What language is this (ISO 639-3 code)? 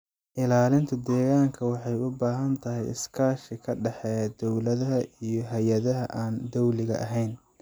som